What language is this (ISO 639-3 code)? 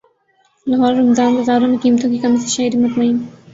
urd